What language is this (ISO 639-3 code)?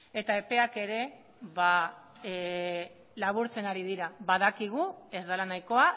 eus